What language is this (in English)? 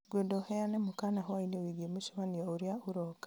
Kikuyu